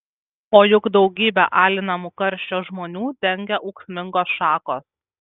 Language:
Lithuanian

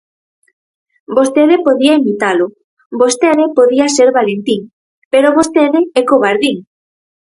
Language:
Galician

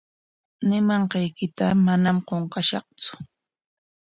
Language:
Corongo Ancash Quechua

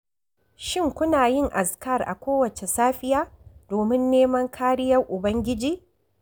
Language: Hausa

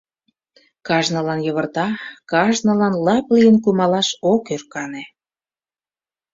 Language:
Mari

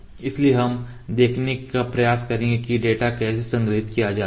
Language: Hindi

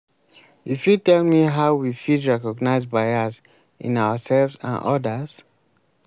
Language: Nigerian Pidgin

